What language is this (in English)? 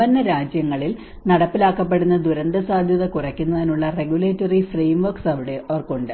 Malayalam